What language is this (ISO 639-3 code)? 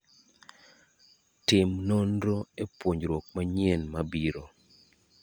luo